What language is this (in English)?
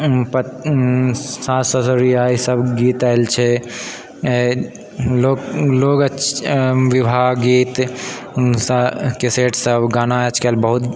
Maithili